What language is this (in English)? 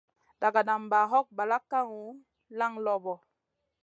Masana